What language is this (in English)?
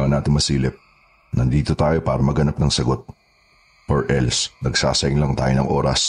Filipino